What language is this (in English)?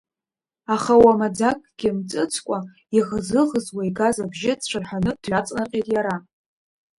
Abkhazian